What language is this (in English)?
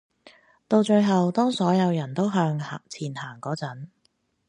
Cantonese